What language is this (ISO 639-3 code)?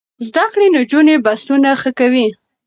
pus